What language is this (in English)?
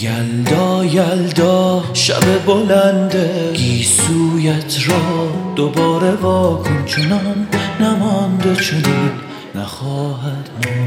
Persian